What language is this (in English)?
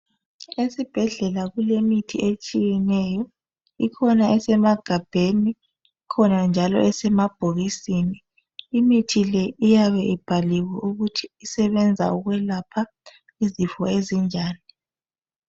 North Ndebele